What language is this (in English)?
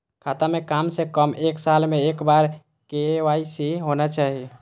Maithili